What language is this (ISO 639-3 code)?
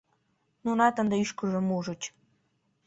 chm